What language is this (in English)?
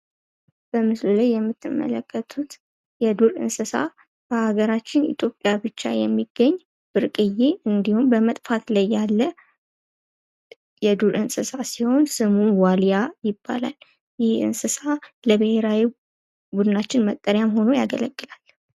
Amharic